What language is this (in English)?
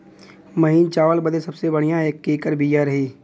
Bhojpuri